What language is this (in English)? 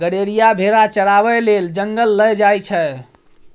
Maithili